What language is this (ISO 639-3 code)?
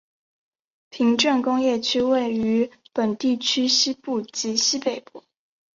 zho